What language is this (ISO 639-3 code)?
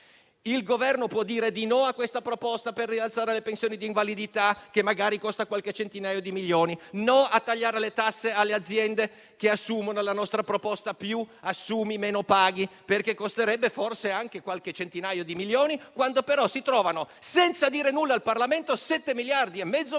ita